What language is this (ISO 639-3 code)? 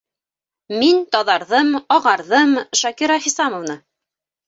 bak